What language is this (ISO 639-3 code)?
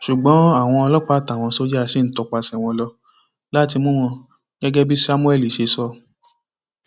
yor